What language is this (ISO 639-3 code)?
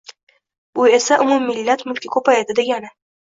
uzb